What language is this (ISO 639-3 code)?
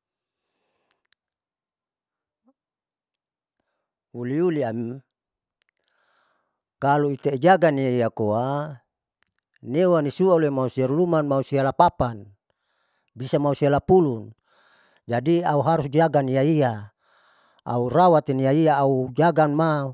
sau